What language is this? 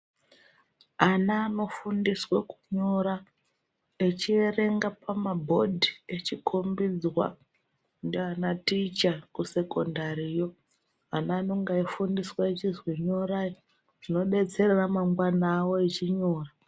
Ndau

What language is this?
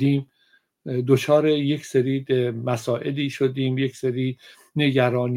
Persian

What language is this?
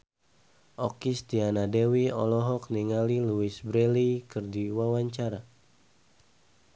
Sundanese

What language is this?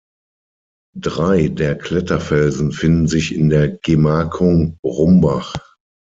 German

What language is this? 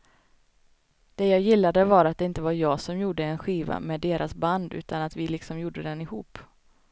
Swedish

